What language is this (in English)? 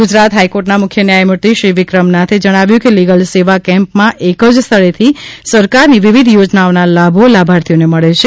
Gujarati